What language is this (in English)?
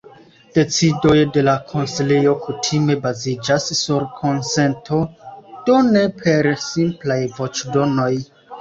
Esperanto